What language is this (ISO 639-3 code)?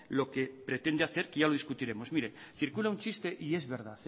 spa